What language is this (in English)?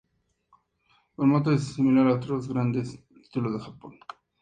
Spanish